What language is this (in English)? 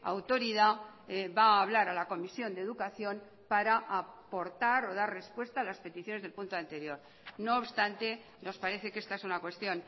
Spanish